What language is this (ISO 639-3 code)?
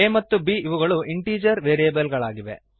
kan